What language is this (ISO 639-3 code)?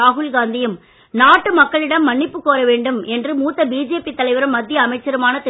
tam